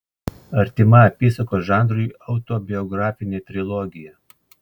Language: Lithuanian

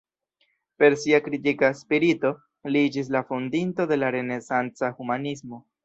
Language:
Esperanto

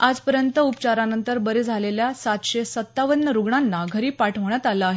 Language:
Marathi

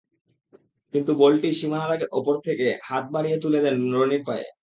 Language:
Bangla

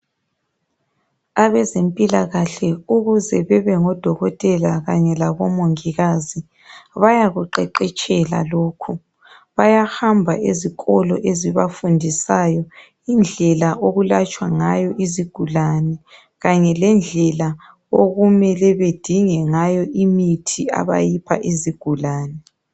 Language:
North Ndebele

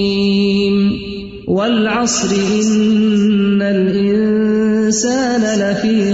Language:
Urdu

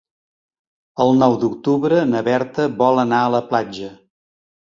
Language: Catalan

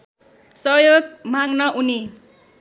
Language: Nepali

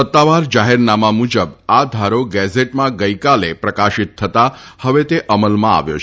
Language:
Gujarati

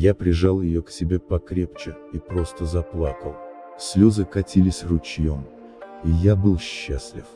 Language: Russian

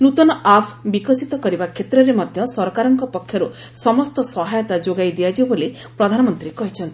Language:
Odia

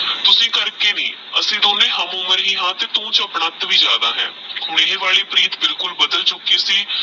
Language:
Punjabi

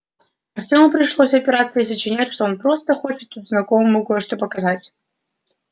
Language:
Russian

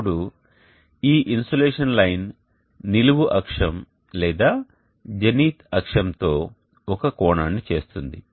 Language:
Telugu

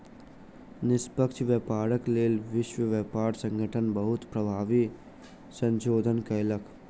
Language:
Maithili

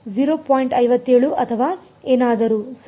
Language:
Kannada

